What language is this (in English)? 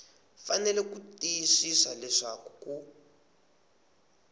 Tsonga